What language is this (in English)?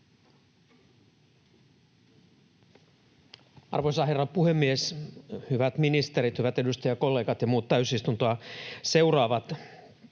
Finnish